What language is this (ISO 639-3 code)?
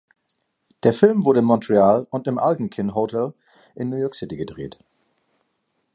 deu